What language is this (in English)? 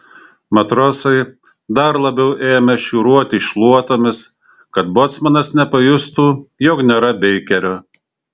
Lithuanian